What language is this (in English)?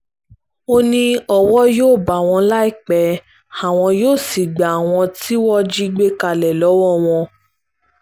Yoruba